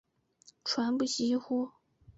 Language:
Chinese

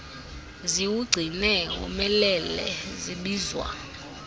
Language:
Xhosa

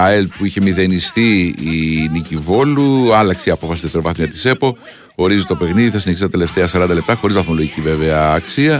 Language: Greek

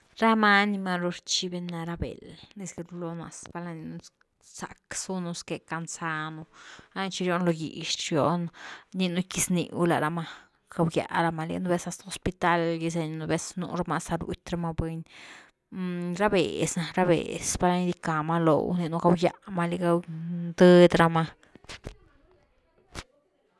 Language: Güilá Zapotec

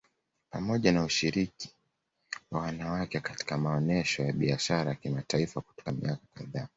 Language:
Swahili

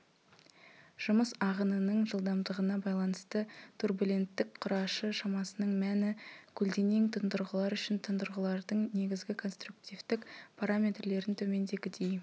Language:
Kazakh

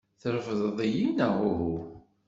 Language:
Kabyle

